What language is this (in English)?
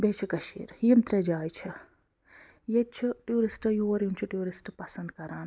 Kashmiri